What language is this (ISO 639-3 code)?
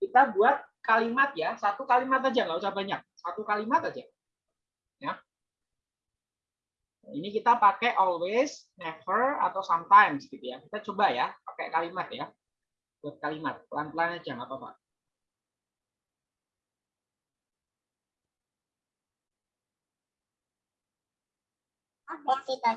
ind